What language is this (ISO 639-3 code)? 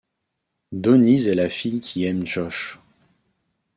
fra